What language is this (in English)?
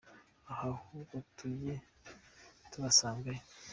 Kinyarwanda